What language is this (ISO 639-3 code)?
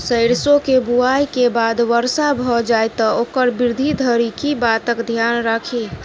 mai